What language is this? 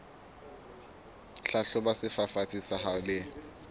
Southern Sotho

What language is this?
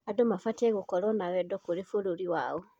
Kikuyu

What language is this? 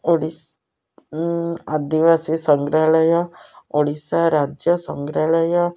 Odia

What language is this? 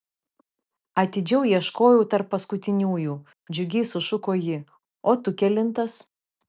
Lithuanian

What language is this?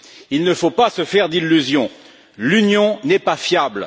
French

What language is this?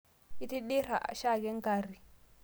Masai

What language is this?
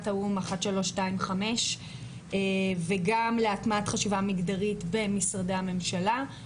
Hebrew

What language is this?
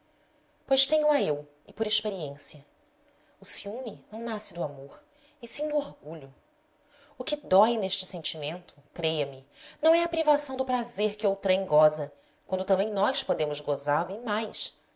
Portuguese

